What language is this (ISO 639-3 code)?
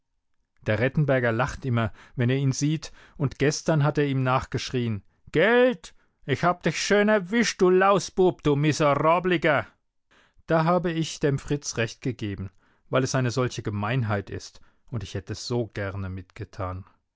deu